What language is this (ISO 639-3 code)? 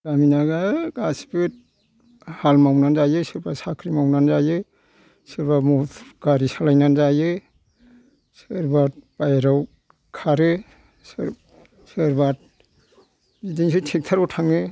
brx